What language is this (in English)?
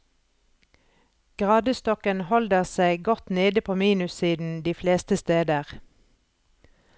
Norwegian